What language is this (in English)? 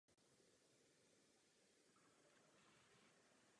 Czech